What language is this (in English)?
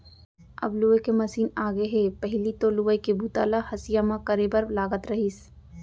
Chhattisgarhi